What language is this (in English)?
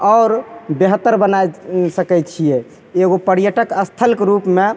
Maithili